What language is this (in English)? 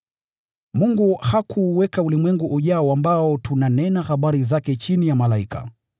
Swahili